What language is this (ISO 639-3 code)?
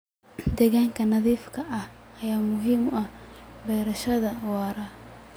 som